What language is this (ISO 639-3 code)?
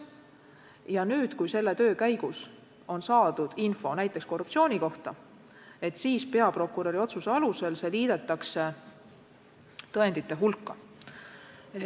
est